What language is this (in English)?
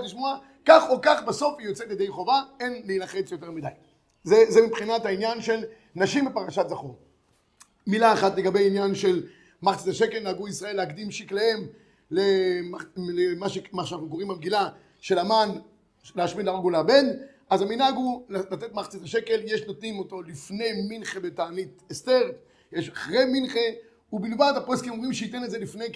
Hebrew